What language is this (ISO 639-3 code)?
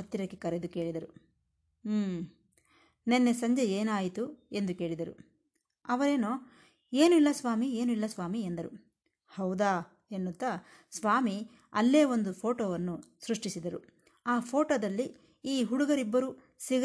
kan